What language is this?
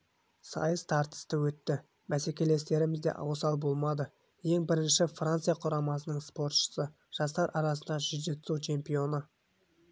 Kazakh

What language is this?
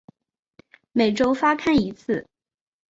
Chinese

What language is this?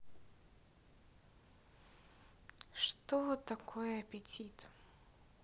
Russian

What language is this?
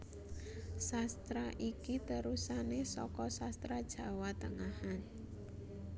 Javanese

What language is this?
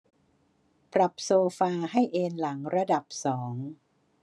Thai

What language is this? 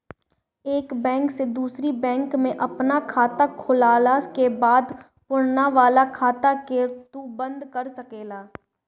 Bhojpuri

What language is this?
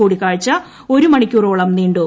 Malayalam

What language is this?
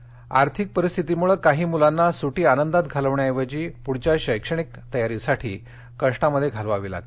Marathi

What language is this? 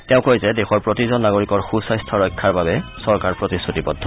Assamese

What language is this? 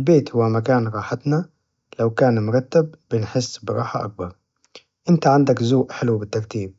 Najdi Arabic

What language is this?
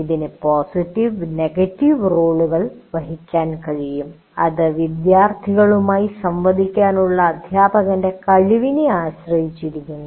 Malayalam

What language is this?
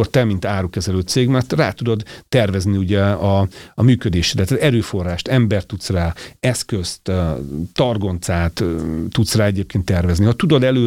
Hungarian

